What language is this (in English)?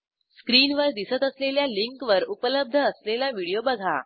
Marathi